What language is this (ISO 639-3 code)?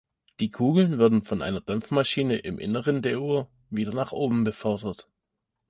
deu